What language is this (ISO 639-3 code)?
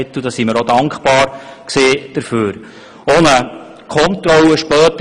gsw